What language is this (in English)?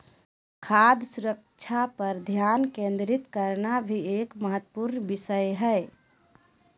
Magahi